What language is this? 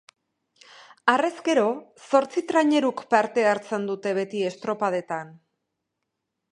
Basque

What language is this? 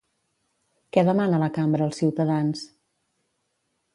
Catalan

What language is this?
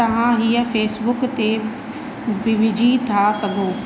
Sindhi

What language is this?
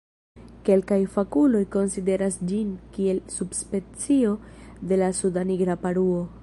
Esperanto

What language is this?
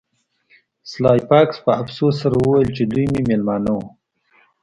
Pashto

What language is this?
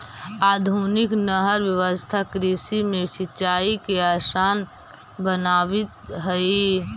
Magahi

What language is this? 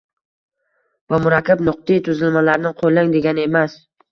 Uzbek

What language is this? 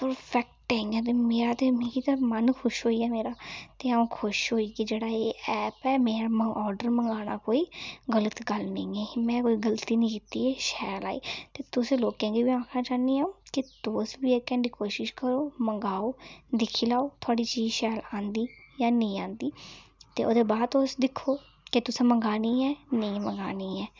Dogri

